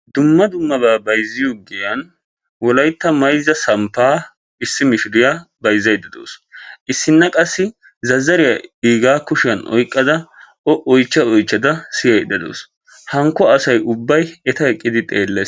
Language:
Wolaytta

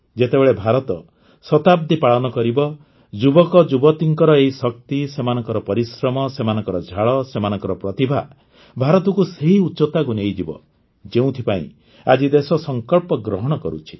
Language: Odia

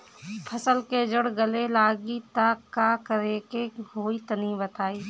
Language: Bhojpuri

